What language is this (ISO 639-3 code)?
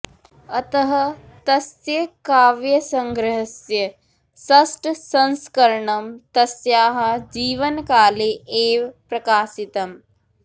san